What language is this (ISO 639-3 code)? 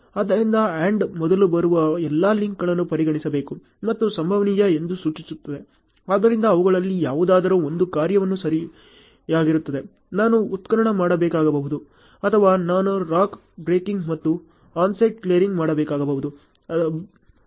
kan